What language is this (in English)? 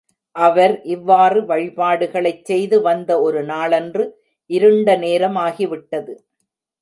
Tamil